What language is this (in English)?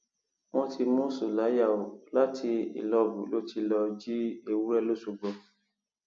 Yoruba